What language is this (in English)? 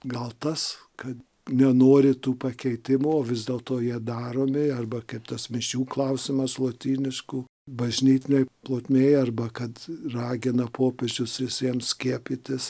Lithuanian